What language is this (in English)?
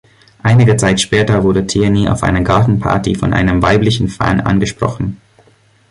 German